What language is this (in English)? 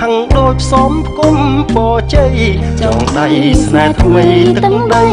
Thai